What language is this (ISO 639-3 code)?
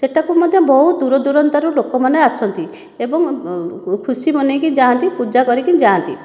ori